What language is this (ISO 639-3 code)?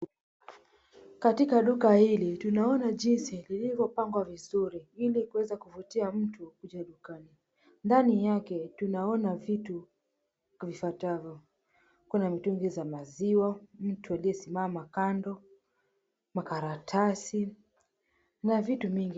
swa